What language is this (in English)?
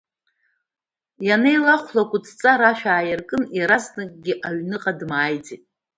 Abkhazian